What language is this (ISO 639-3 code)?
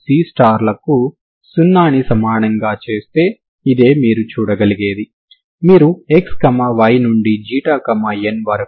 tel